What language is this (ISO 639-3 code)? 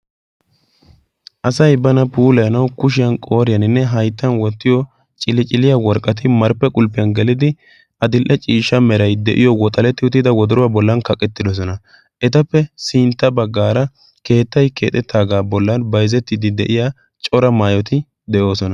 wal